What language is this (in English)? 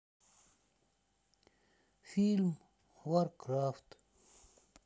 Russian